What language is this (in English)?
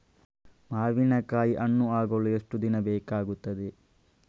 Kannada